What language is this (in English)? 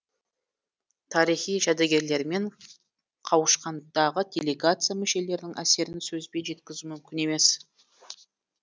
Kazakh